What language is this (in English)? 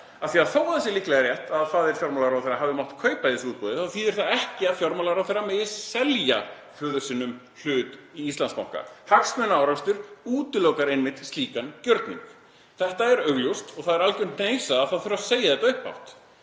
Icelandic